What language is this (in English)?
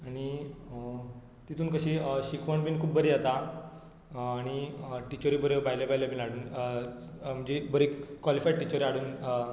Konkani